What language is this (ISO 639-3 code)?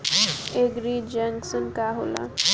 bho